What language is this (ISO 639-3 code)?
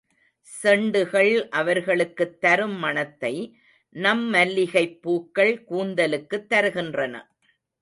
tam